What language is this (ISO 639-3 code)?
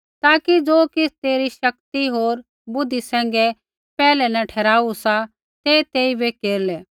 kfx